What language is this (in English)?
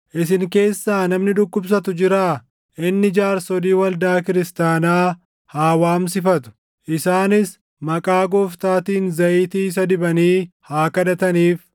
Oromo